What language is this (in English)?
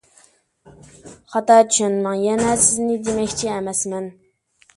Uyghur